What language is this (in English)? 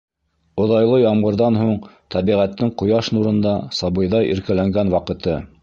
Bashkir